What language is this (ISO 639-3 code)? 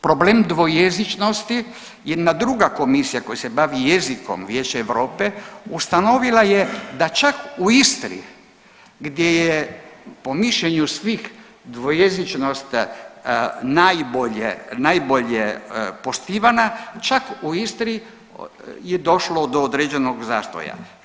hrv